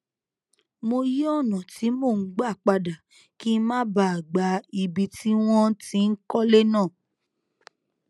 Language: Yoruba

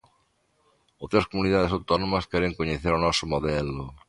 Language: Galician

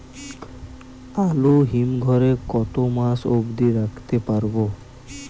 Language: Bangla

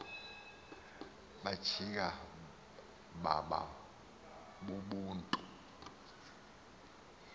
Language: Xhosa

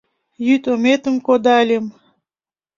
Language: Mari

